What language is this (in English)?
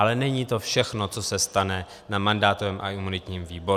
Czech